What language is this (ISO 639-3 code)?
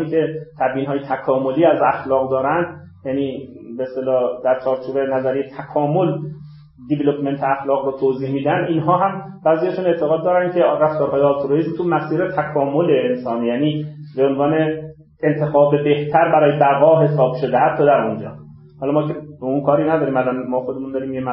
fas